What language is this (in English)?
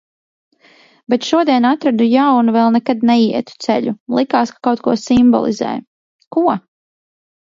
Latvian